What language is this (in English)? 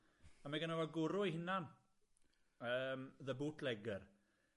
Welsh